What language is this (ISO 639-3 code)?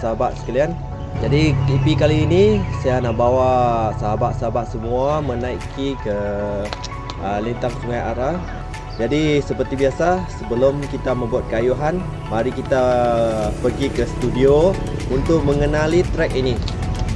msa